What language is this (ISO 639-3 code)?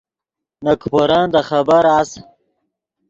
ydg